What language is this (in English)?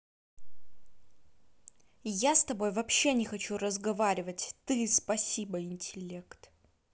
Russian